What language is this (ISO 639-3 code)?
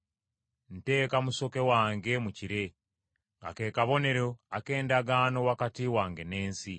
lug